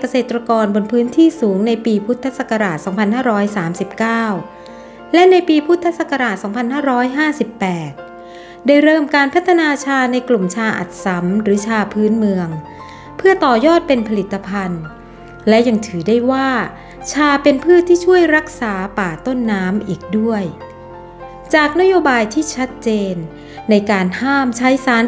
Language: Thai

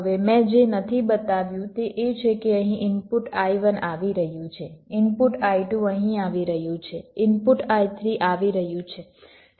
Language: Gujarati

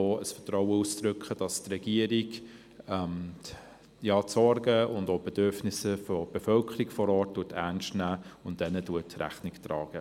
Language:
Swiss German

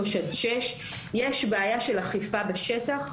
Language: Hebrew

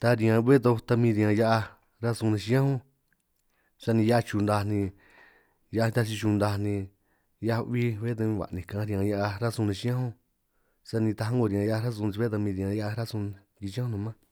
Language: San Martín Itunyoso Triqui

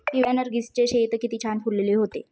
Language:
Marathi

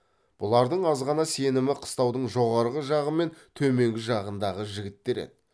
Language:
Kazakh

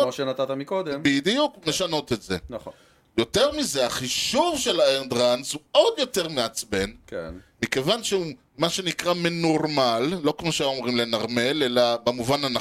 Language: Hebrew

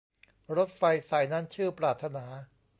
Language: Thai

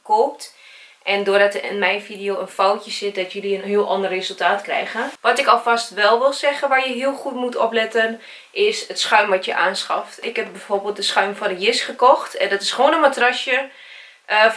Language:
Dutch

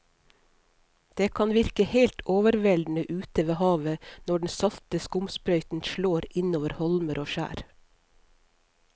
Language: Norwegian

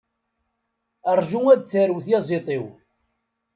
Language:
Kabyle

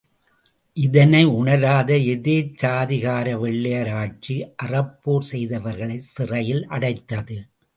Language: Tamil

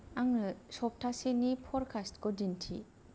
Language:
Bodo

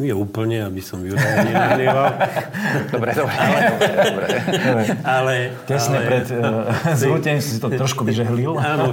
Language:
Slovak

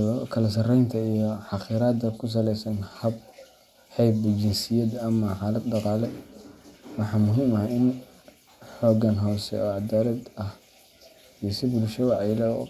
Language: Somali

